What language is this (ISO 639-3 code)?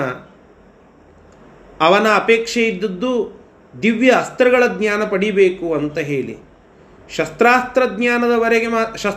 kan